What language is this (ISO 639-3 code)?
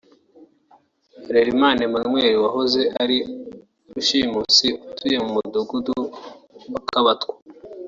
kin